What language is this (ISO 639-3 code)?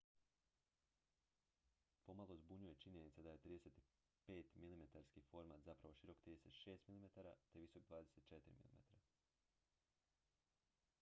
hrv